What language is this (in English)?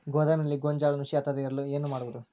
Kannada